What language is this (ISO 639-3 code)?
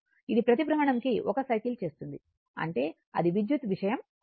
tel